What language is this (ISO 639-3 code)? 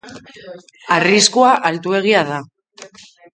eus